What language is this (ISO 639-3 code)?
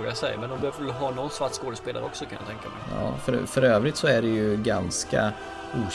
swe